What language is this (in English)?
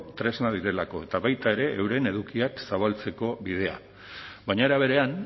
Basque